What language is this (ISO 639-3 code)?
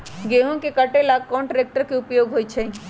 mag